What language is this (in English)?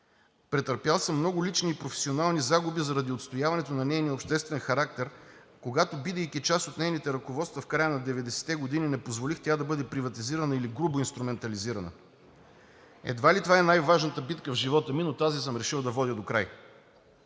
Bulgarian